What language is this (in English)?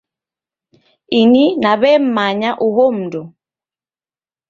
Taita